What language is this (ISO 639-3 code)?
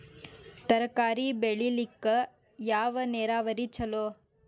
kan